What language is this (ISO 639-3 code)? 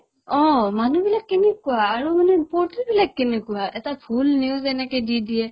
asm